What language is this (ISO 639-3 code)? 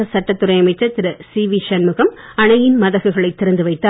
tam